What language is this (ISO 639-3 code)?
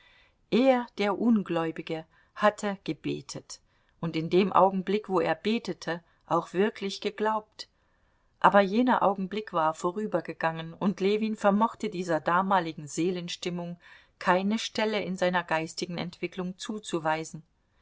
deu